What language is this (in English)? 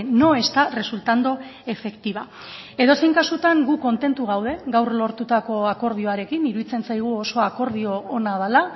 Basque